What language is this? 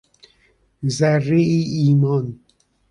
Persian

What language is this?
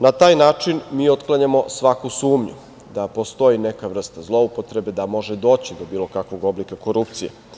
Serbian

